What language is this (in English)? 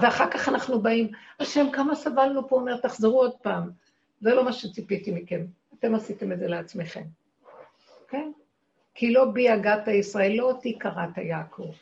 Hebrew